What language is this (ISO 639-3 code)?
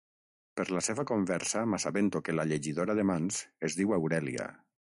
cat